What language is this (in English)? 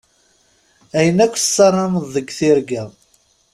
Kabyle